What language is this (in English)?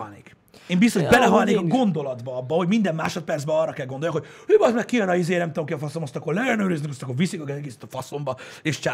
Hungarian